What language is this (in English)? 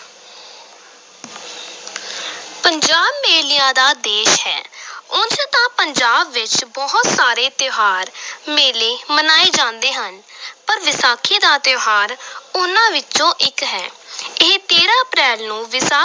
Punjabi